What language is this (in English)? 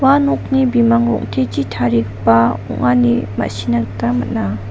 Garo